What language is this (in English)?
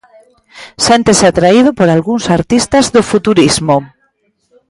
Galician